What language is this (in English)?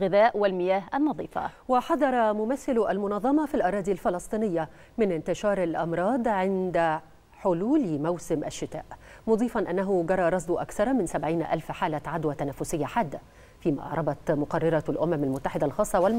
Arabic